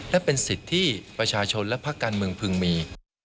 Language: Thai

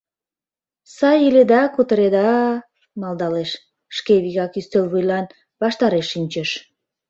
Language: Mari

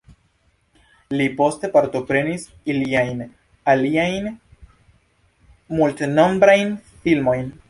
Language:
Esperanto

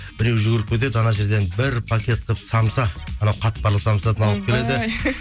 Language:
Kazakh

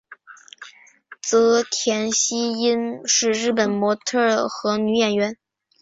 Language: Chinese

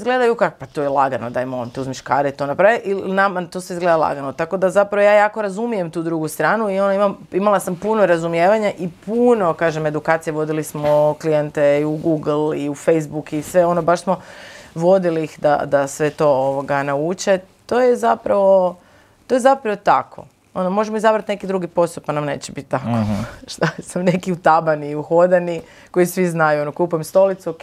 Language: Croatian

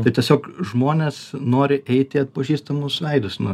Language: Lithuanian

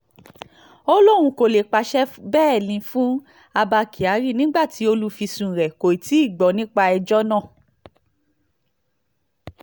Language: Yoruba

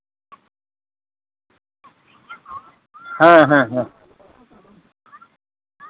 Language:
Santali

